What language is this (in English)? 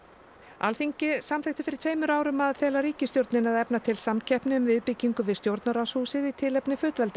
Icelandic